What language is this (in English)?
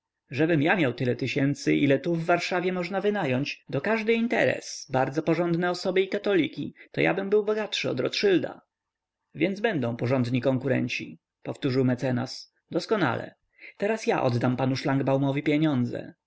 Polish